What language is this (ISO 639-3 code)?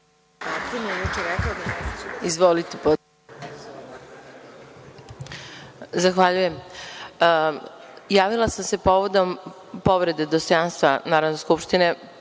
srp